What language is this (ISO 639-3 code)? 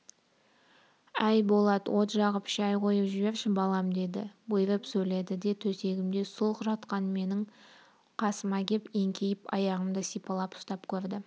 kaz